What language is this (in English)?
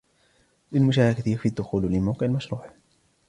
Arabic